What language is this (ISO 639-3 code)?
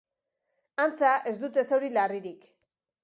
eus